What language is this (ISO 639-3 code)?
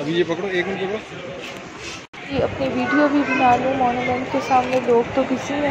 hin